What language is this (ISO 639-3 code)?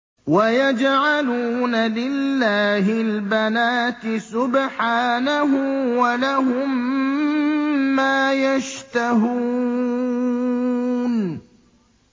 ara